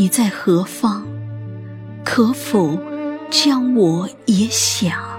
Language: Chinese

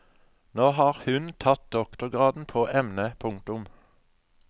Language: Norwegian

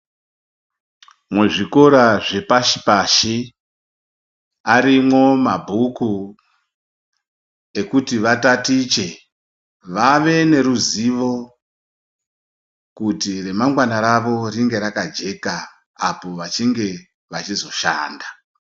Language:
Ndau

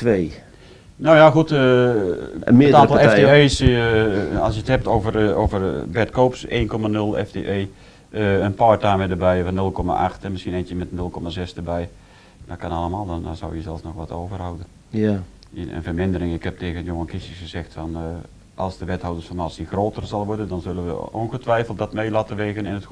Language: Dutch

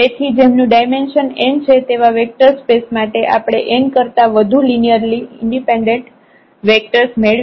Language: Gujarati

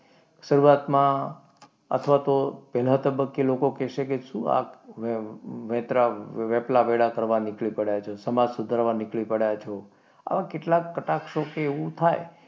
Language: Gujarati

